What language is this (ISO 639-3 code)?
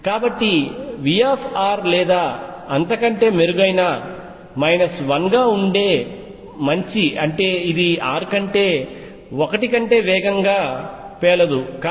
tel